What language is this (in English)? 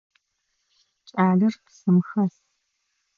Adyghe